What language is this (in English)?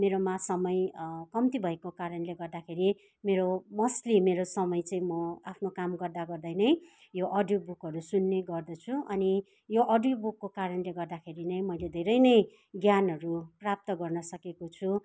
Nepali